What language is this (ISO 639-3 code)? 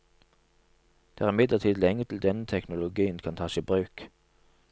nor